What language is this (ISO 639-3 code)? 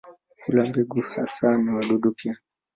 swa